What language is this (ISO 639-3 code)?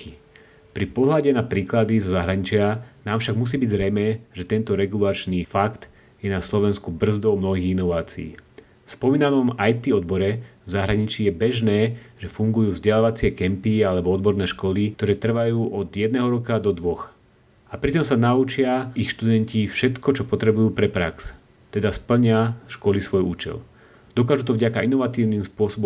slk